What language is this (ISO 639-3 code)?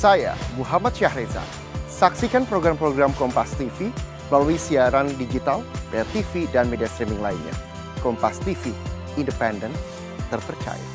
ind